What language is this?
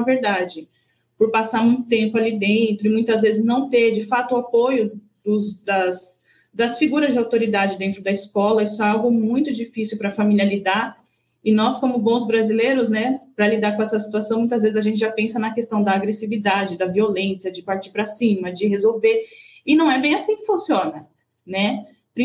Portuguese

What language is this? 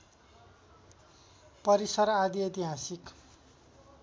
Nepali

